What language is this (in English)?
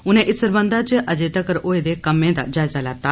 Dogri